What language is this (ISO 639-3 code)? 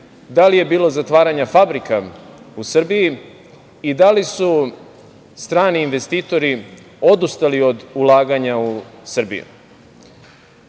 srp